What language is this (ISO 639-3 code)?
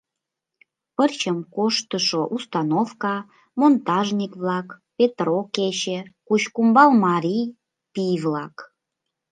chm